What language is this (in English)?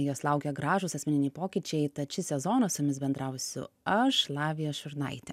Lithuanian